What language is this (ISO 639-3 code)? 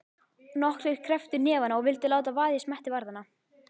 isl